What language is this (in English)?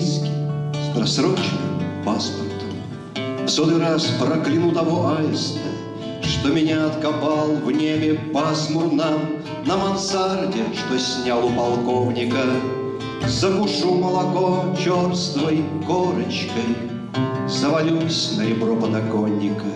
Russian